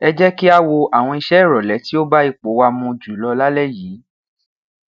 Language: Yoruba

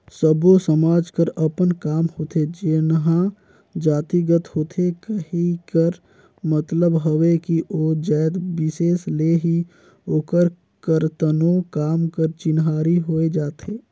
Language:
Chhattisgarhi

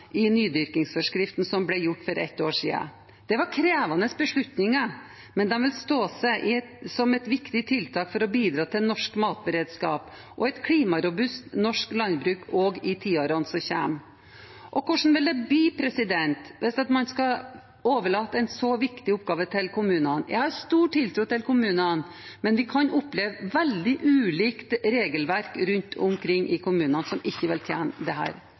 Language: Norwegian Bokmål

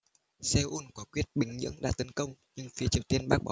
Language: Vietnamese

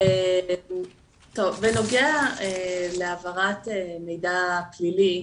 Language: Hebrew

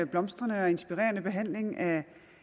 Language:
Danish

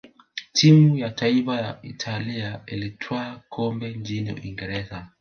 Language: Swahili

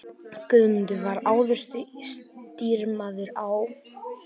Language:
Icelandic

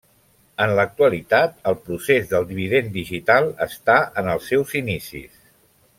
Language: Catalan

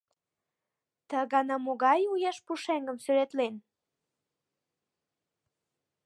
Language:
Mari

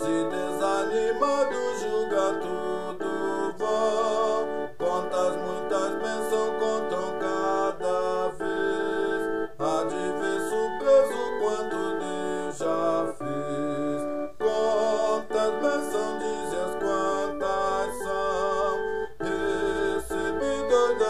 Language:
Romanian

